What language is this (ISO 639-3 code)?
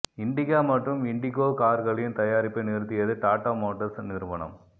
tam